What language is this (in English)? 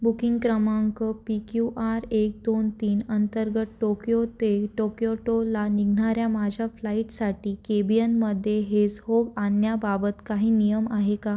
Marathi